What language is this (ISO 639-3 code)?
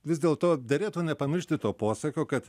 lit